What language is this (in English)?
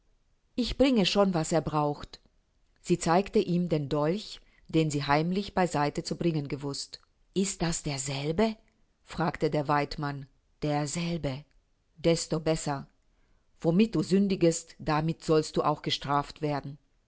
German